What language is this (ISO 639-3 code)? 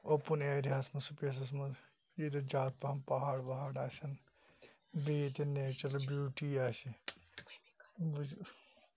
kas